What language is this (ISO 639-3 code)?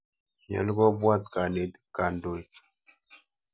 kln